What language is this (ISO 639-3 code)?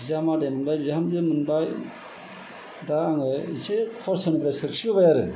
brx